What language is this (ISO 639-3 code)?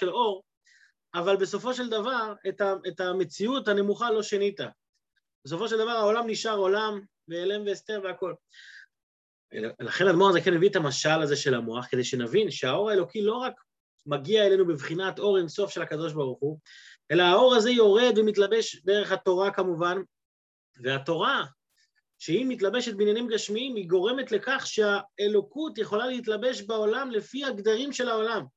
heb